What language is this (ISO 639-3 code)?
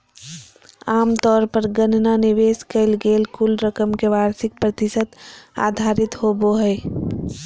mag